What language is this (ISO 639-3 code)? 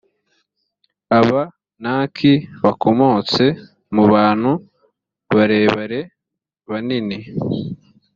kin